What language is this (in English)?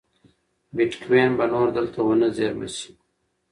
Pashto